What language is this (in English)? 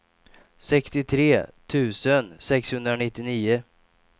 Swedish